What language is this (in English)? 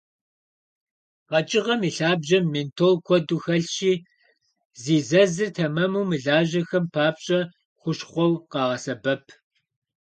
Kabardian